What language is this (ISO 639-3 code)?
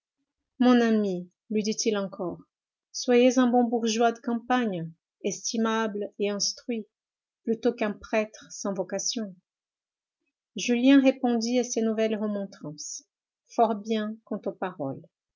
fra